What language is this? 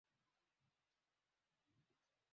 Swahili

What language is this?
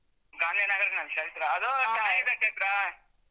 Kannada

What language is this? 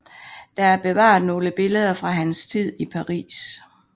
Danish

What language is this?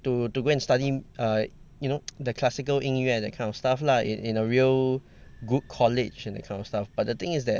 English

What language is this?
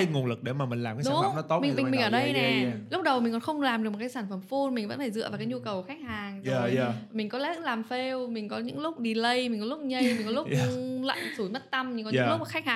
Vietnamese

